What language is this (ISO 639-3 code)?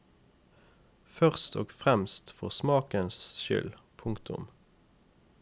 nor